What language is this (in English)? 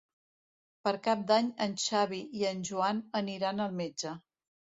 Catalan